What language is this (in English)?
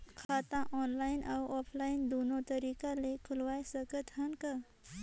Chhattisgarhi